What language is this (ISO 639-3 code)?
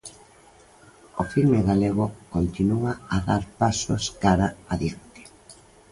glg